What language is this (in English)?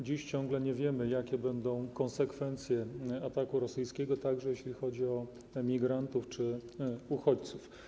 Polish